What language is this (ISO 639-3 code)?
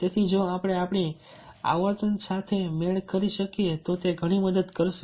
guj